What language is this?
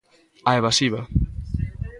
Galician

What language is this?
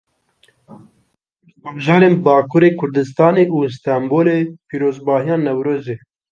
Kurdish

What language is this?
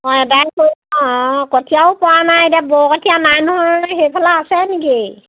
Assamese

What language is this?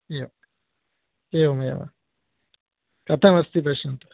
Sanskrit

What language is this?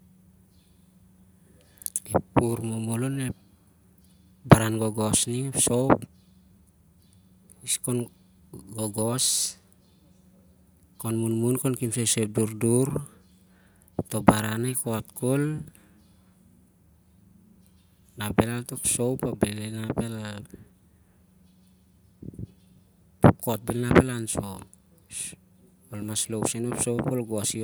Siar-Lak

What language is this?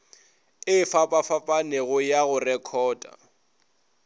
Northern Sotho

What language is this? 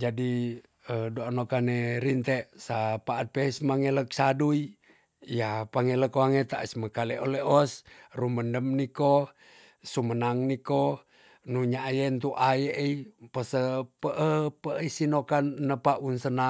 Tonsea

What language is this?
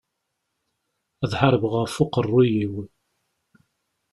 Kabyle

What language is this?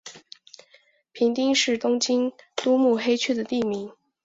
Chinese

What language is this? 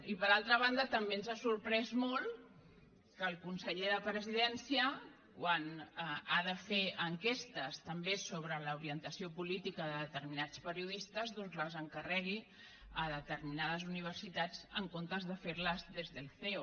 Catalan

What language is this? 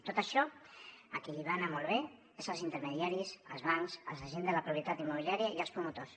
Catalan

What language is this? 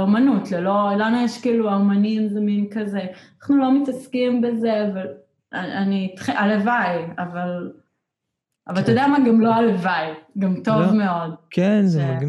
Hebrew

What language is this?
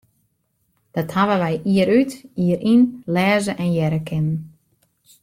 Western Frisian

